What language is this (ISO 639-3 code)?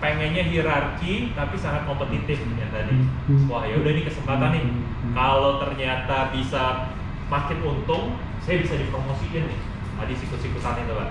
ind